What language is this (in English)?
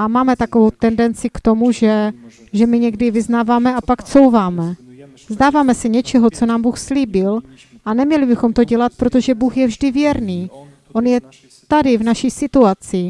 Czech